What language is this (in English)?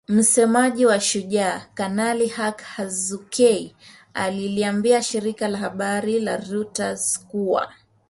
Swahili